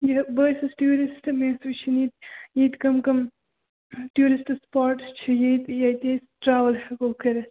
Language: Kashmiri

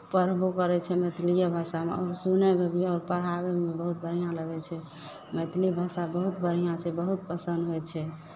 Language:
Maithili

